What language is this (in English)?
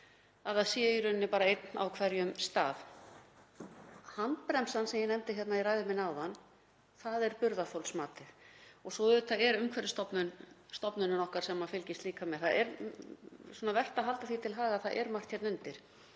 Icelandic